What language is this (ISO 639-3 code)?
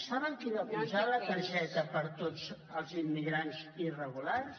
cat